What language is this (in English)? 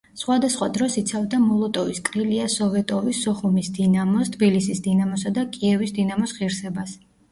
Georgian